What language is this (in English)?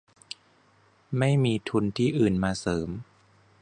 Thai